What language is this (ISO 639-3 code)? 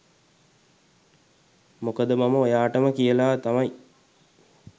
sin